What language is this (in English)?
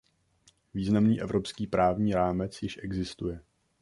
Czech